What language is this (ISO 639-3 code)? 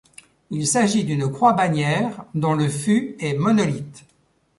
fra